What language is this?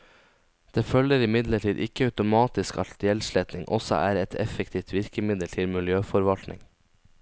Norwegian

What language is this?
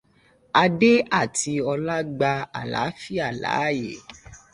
Yoruba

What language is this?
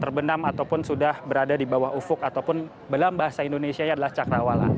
Indonesian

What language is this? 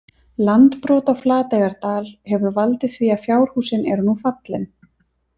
Icelandic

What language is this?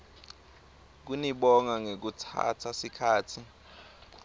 Swati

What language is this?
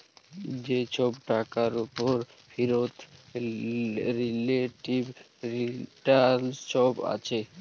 Bangla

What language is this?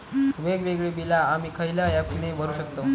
Marathi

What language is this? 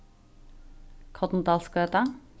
Faroese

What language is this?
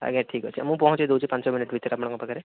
Odia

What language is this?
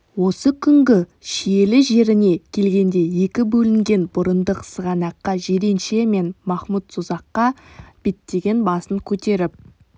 Kazakh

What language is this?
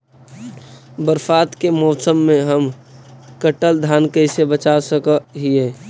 Magahi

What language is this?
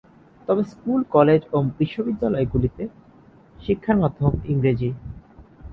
Bangla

